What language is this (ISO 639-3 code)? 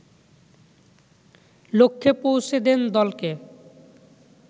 ben